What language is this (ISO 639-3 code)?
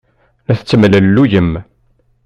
kab